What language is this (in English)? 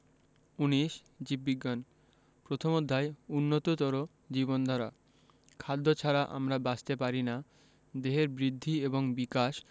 Bangla